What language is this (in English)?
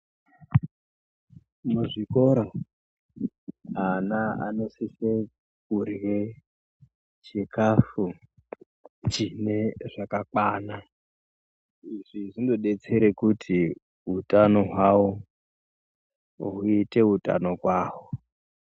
Ndau